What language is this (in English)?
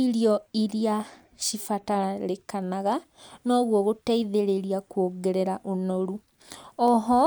Kikuyu